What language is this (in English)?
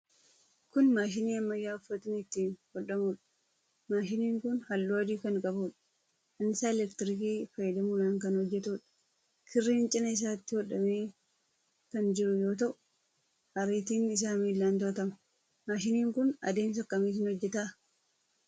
Oromo